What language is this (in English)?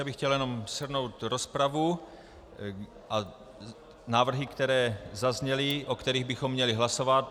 Czech